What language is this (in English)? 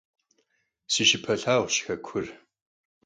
Kabardian